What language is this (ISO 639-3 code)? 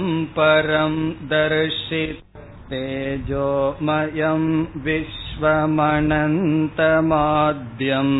tam